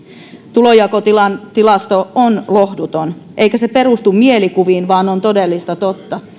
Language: Finnish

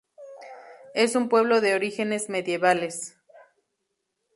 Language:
Spanish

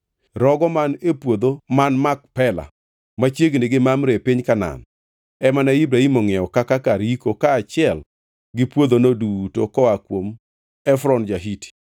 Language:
Luo (Kenya and Tanzania)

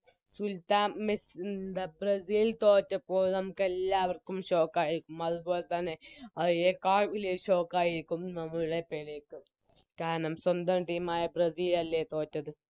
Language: Malayalam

